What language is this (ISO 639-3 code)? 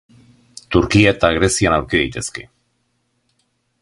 eus